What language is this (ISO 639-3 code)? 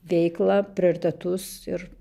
lit